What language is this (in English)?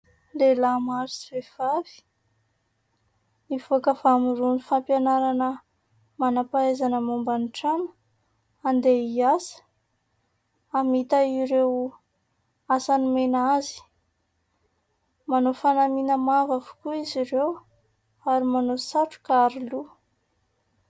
Malagasy